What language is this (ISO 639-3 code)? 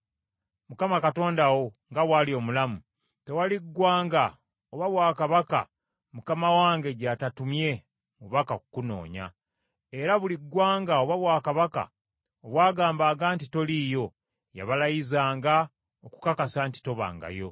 lug